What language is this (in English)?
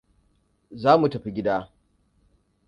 Hausa